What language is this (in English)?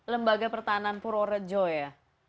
Indonesian